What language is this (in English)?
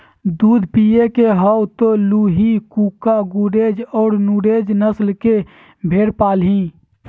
Magahi